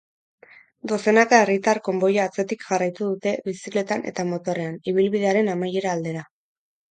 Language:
Basque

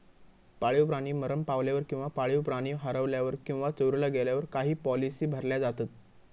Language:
Marathi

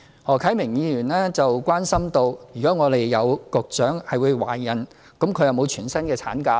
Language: Cantonese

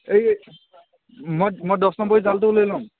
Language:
Assamese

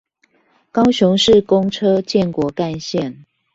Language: Chinese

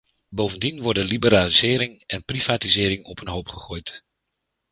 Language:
Dutch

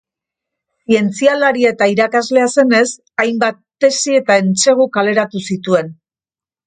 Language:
Basque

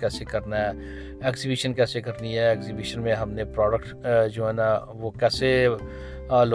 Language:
Urdu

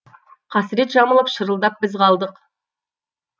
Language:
Kazakh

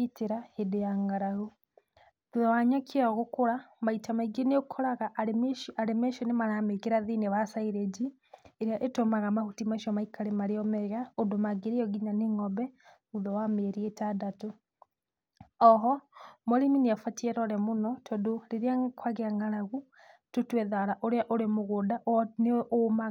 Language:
Kikuyu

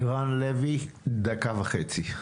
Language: Hebrew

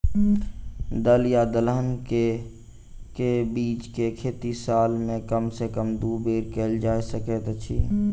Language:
Maithili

